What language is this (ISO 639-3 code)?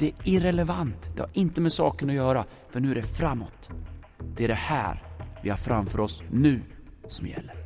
swe